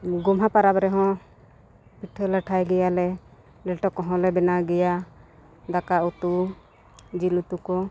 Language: Santali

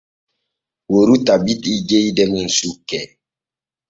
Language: Borgu Fulfulde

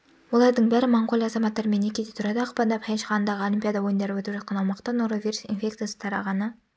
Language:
Kazakh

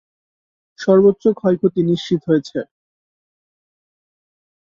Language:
Bangla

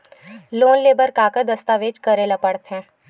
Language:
Chhattisgarhi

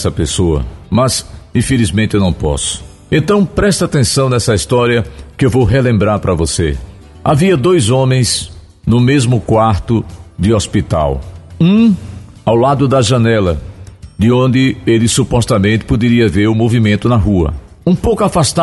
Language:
Portuguese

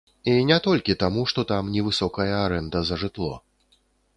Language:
Belarusian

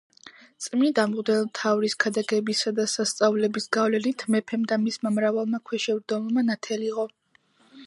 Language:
Georgian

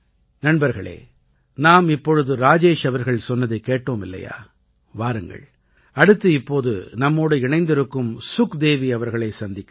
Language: Tamil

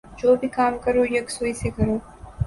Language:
Urdu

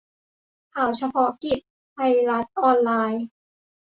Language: Thai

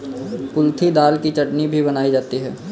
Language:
Hindi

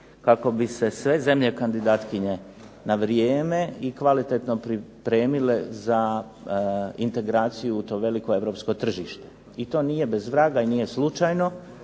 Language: Croatian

